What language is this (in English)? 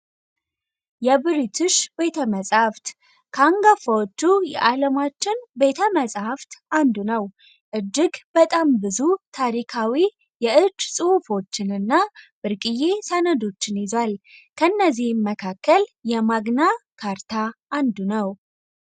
Amharic